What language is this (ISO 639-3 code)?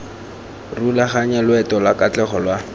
tsn